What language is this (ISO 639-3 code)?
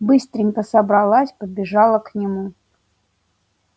rus